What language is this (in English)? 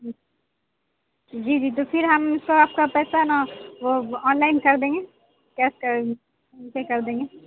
Urdu